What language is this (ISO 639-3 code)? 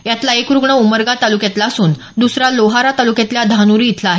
mar